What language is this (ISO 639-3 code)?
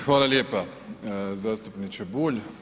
hrv